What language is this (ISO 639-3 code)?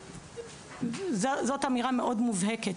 heb